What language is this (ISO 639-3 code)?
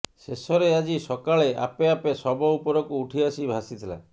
ori